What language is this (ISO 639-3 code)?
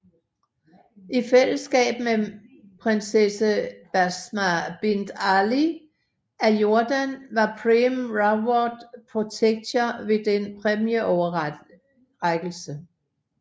dan